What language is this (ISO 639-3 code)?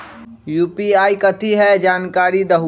mag